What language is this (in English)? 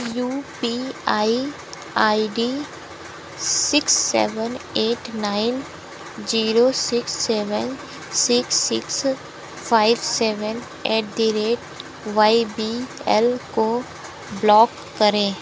Hindi